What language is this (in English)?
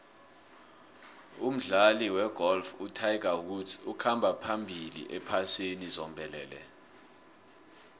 South Ndebele